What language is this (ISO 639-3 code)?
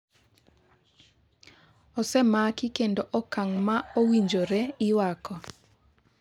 luo